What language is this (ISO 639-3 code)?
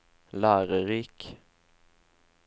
nor